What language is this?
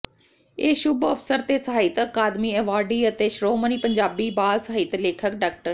Punjabi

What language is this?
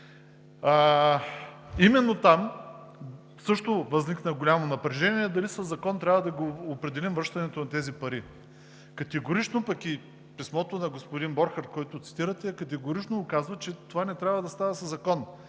Bulgarian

